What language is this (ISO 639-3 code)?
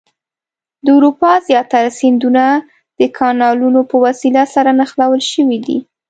pus